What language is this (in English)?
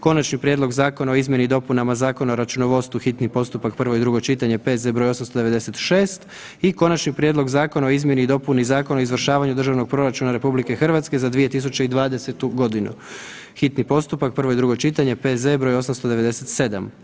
Croatian